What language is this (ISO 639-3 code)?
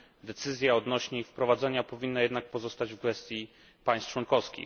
pol